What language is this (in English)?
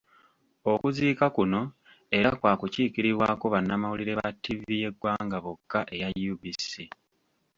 Ganda